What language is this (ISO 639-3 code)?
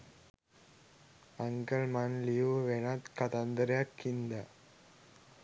sin